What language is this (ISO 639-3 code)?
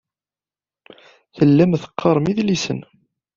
kab